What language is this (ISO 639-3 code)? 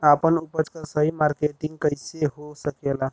bho